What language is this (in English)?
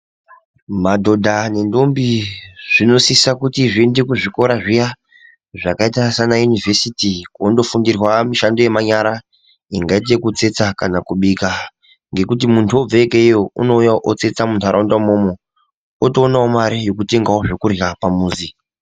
Ndau